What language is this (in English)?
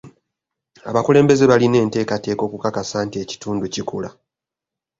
Ganda